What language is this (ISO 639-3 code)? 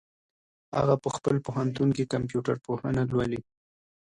pus